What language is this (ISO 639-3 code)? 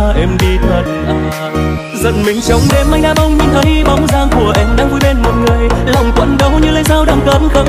vie